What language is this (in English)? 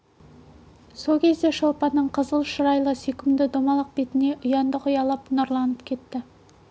Kazakh